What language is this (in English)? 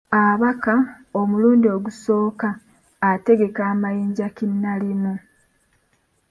Ganda